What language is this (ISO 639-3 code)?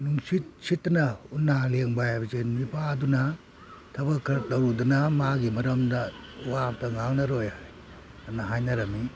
mni